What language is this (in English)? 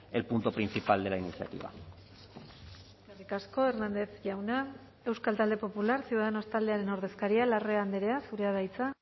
Basque